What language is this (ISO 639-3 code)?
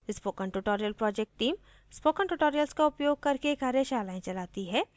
hin